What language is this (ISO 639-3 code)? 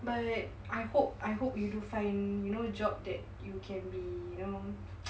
eng